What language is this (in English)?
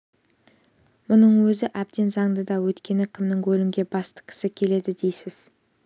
Kazakh